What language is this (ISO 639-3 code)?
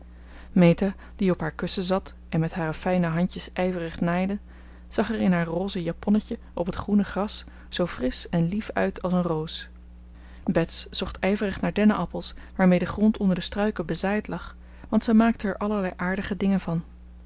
nld